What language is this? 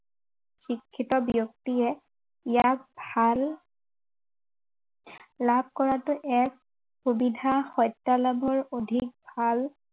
Assamese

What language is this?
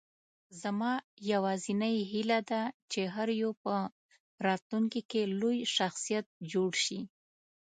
Pashto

